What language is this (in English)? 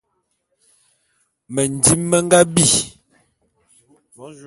Bulu